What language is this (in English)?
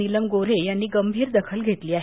Marathi